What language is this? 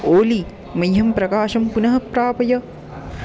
Sanskrit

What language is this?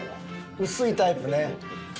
Japanese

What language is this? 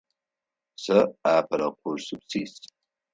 Adyghe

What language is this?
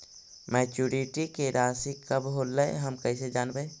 Magahi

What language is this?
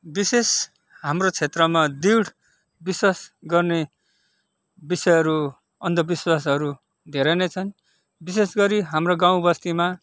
Nepali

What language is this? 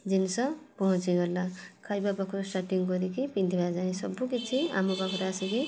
Odia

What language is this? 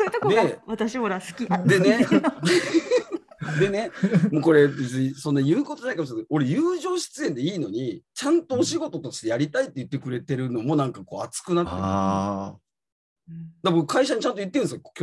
Japanese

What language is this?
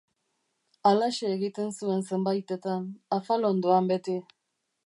Basque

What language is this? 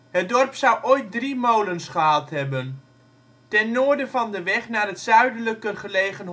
Dutch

